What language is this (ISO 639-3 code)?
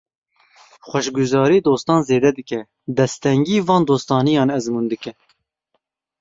kur